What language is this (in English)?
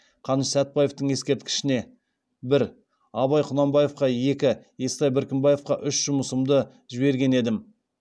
Kazakh